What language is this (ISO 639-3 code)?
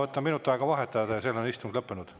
est